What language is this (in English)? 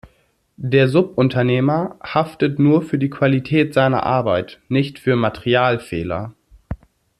German